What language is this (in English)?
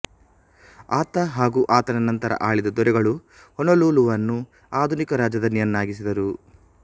Kannada